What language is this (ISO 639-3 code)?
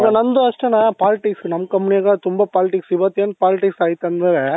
kan